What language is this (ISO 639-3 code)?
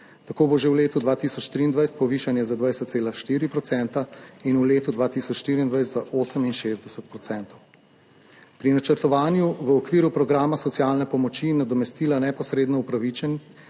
slv